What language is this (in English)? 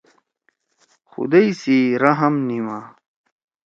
Torwali